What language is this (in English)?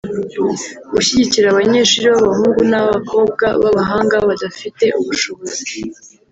Kinyarwanda